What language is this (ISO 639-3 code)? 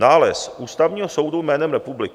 ces